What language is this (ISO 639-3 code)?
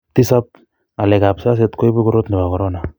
kln